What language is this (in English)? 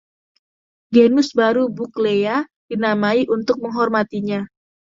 Indonesian